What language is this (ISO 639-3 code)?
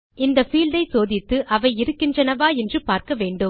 tam